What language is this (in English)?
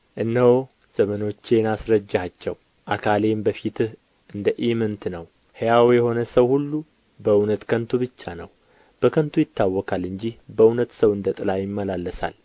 Amharic